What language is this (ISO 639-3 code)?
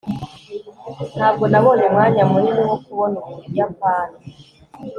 kin